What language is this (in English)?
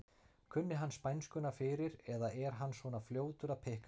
Icelandic